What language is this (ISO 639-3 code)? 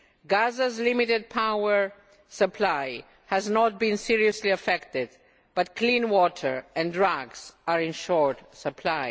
eng